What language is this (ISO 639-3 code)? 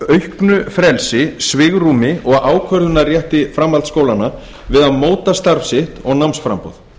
isl